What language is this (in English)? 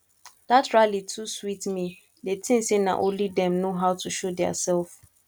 Nigerian Pidgin